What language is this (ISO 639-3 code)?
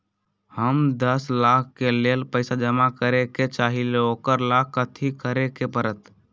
mag